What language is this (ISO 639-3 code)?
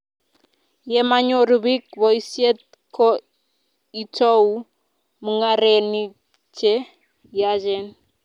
kln